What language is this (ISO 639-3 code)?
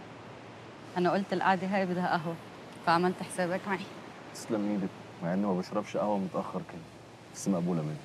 ara